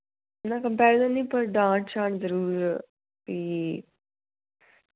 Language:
Dogri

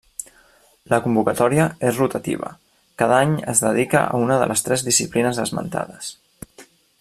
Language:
Catalan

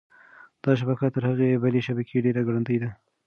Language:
Pashto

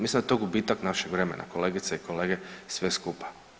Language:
Croatian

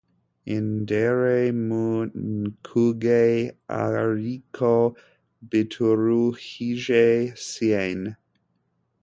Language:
Kinyarwanda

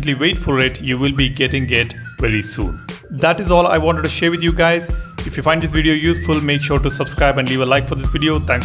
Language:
English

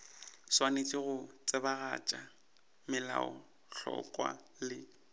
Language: Northern Sotho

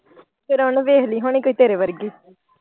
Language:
Punjabi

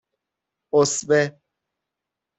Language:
Persian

